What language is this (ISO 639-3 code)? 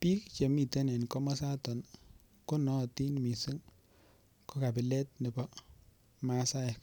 kln